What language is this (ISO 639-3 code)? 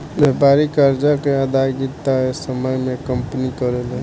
bho